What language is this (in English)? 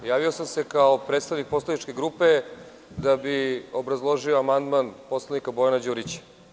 Serbian